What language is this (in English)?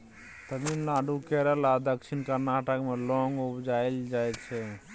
Maithili